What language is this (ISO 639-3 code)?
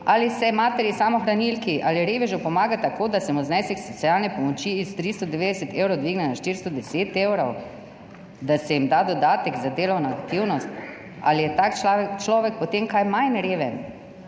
slv